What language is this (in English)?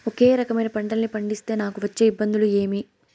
Telugu